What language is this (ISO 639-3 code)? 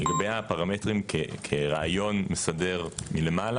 heb